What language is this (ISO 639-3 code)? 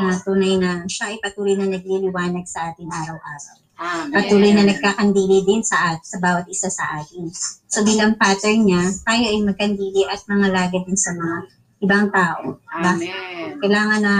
fil